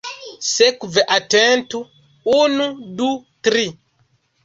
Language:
Esperanto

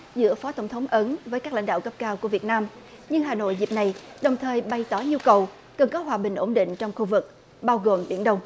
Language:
Vietnamese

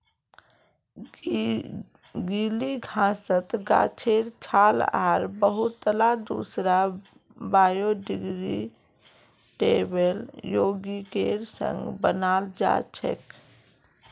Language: Magahi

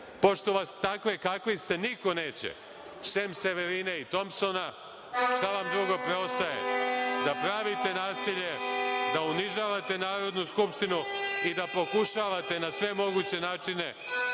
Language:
Serbian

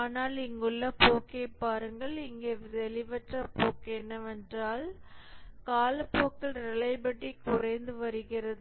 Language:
Tamil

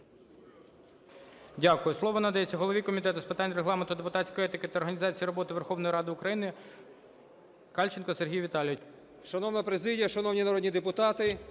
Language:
Ukrainian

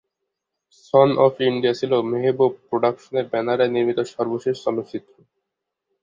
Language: Bangla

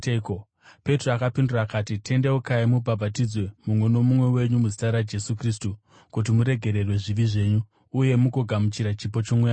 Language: Shona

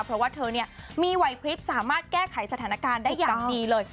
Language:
Thai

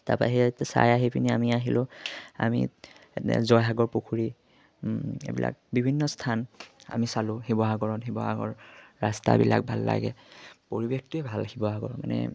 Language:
Assamese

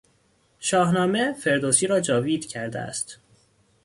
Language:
Persian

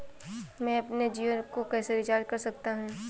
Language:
Hindi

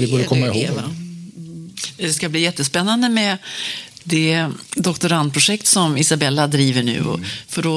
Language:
Swedish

